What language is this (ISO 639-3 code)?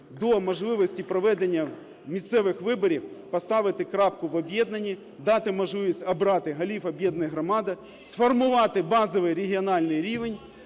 ukr